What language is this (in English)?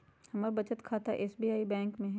Magahi